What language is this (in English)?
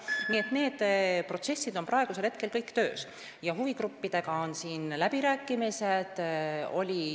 Estonian